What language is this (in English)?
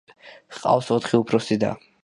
Georgian